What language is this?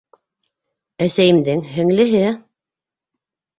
Bashkir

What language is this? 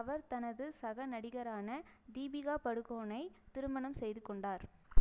Tamil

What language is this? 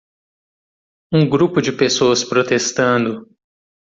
Portuguese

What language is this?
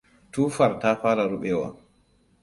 Hausa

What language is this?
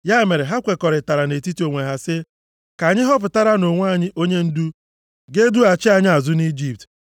Igbo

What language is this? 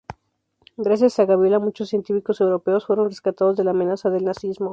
Spanish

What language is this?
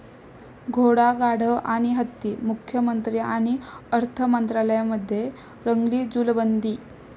Marathi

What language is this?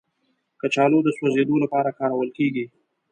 Pashto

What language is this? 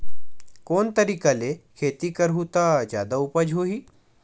Chhattisgarhi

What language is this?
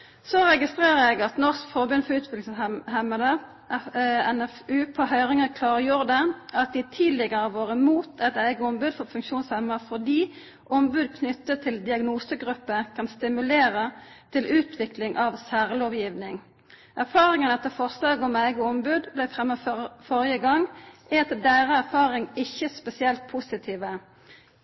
Norwegian Nynorsk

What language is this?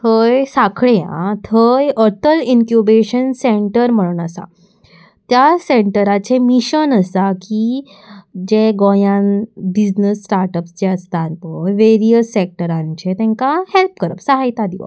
Konkani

